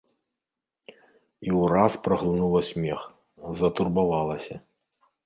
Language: Belarusian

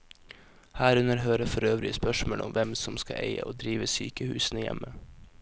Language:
Norwegian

